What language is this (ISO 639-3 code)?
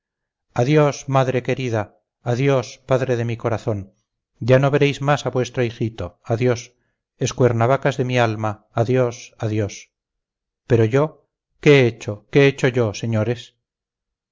spa